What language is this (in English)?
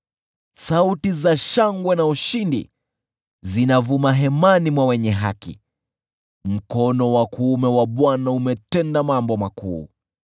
Swahili